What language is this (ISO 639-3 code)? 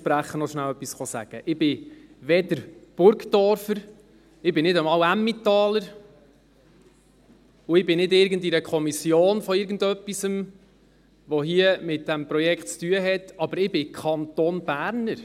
gsw